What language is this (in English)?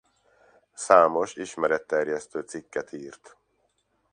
Hungarian